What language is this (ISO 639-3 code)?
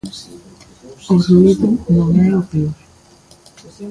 glg